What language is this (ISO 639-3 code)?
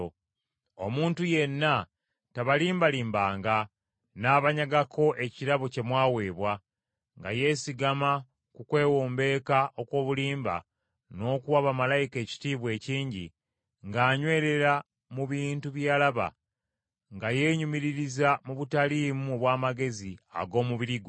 lug